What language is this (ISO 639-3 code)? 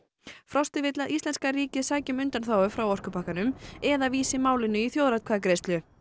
isl